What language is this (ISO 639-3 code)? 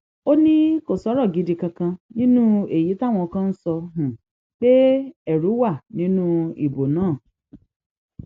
yor